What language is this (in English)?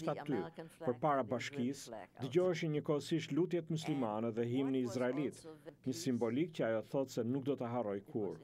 Greek